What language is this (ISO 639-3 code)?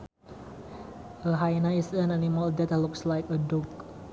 sun